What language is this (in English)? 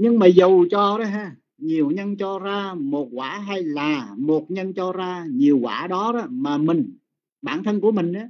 Vietnamese